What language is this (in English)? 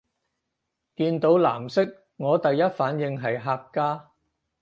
Cantonese